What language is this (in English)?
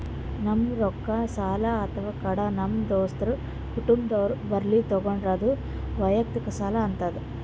Kannada